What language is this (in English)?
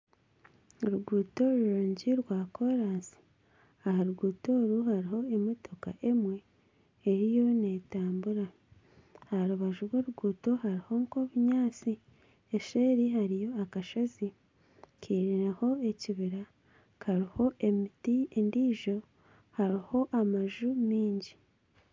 Nyankole